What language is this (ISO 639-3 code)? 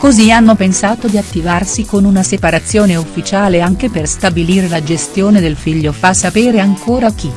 ita